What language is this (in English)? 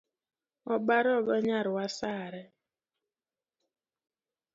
Luo (Kenya and Tanzania)